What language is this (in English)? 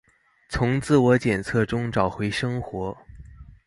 Chinese